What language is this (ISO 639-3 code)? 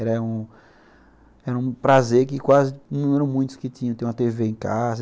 por